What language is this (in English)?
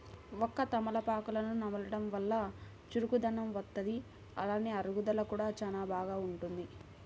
Telugu